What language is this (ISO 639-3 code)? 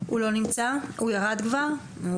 heb